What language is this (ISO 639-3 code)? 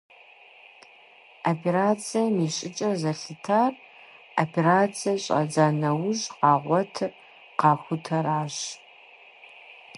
kbd